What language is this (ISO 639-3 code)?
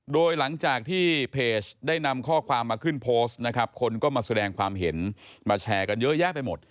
tha